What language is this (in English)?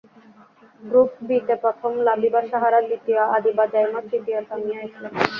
Bangla